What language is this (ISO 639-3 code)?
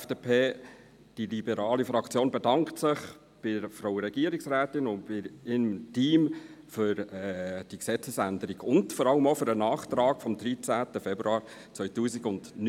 gsw